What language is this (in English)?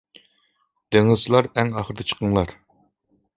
Uyghur